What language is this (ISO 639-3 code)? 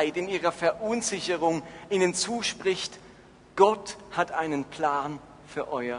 deu